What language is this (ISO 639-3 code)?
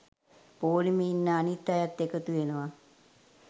sin